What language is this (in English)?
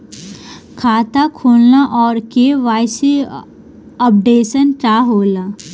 Bhojpuri